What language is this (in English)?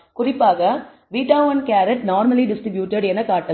Tamil